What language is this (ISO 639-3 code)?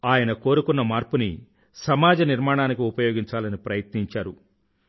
tel